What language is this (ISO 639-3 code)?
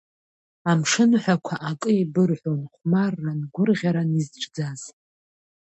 abk